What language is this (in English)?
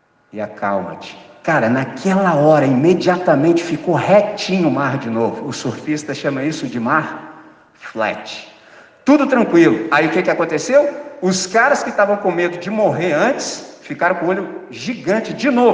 Portuguese